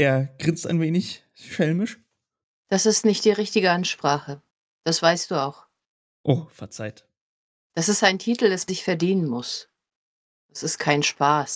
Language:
German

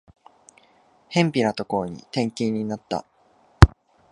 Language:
Japanese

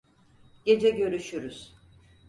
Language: Turkish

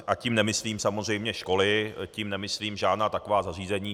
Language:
Czech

